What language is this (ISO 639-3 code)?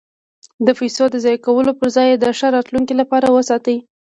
pus